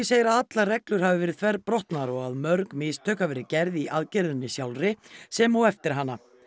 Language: Icelandic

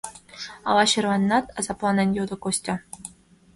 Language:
Mari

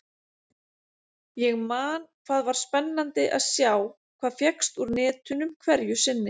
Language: Icelandic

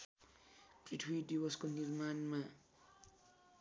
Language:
Nepali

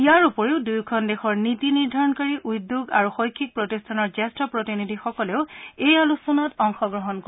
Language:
Assamese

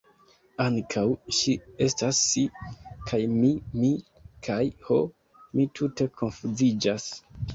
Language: Esperanto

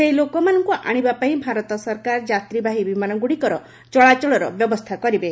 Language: Odia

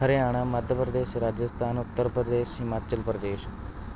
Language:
Punjabi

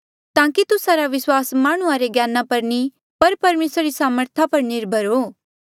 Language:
Mandeali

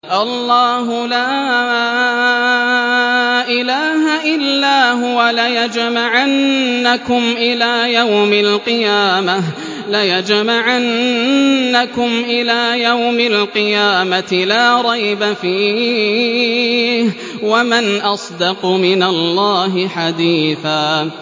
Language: Arabic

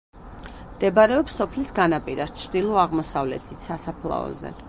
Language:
Georgian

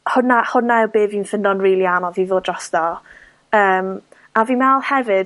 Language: Welsh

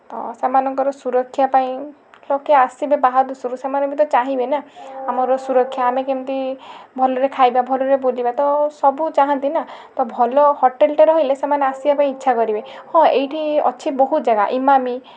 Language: Odia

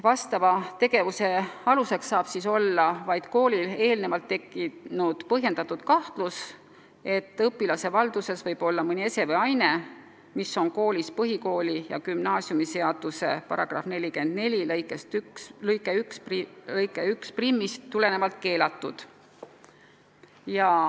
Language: Estonian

